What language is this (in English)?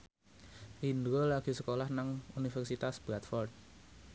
Javanese